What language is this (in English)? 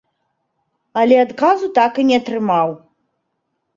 Belarusian